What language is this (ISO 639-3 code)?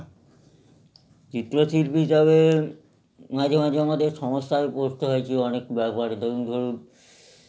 ben